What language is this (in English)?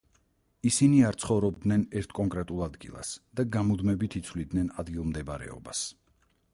Georgian